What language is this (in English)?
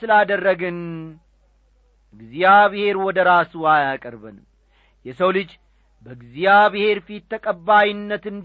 Amharic